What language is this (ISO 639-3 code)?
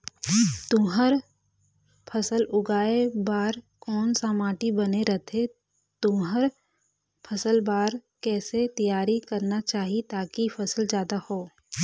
hne